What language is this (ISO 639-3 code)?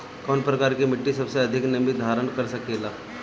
bho